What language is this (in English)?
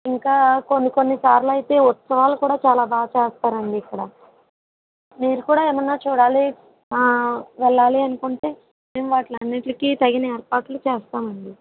Telugu